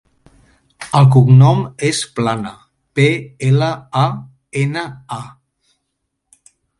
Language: Catalan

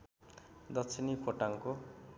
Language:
Nepali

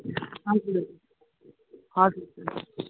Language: Nepali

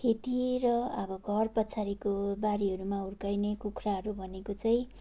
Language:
Nepali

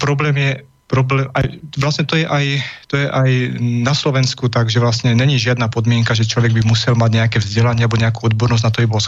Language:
Slovak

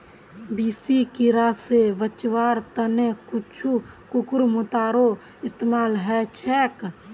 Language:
Magahi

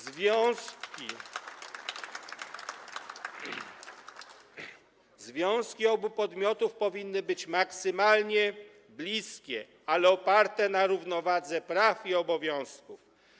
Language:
Polish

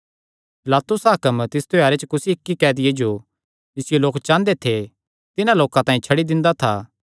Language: Kangri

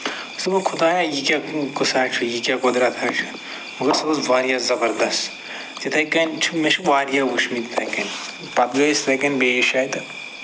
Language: Kashmiri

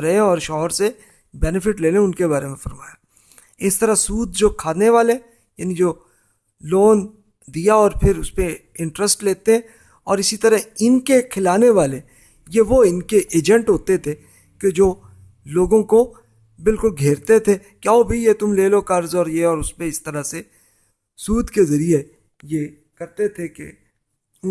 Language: Urdu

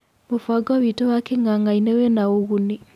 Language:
Kikuyu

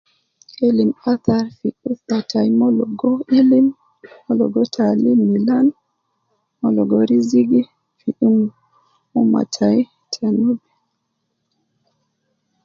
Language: Nubi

